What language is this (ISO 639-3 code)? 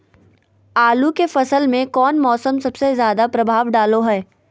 mag